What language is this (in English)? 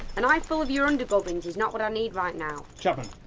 English